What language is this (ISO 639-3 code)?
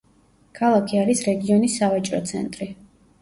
kat